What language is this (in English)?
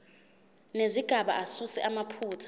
Zulu